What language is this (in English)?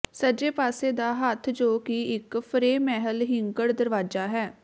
Punjabi